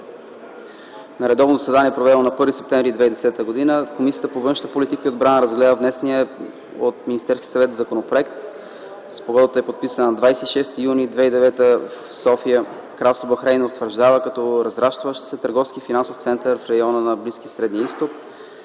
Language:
Bulgarian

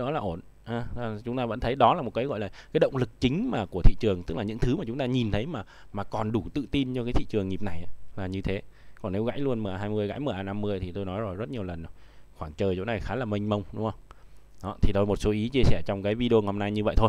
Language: Vietnamese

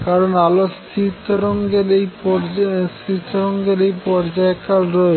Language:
Bangla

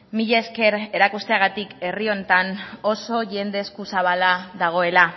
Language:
Basque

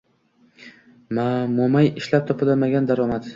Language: Uzbek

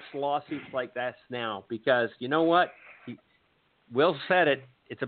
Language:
English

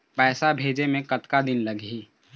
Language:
Chhattisgarhi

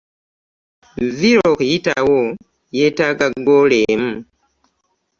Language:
Ganda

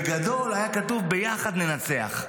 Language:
Hebrew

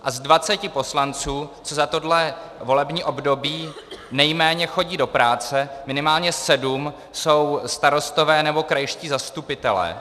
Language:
Czech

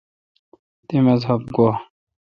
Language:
Kalkoti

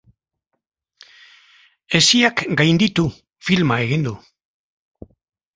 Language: Basque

